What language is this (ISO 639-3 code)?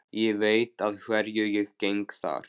isl